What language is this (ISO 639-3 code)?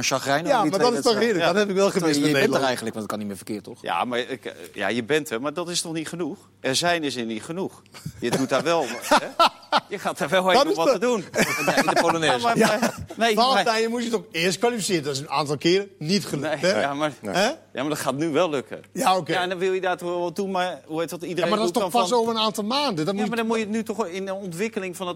nld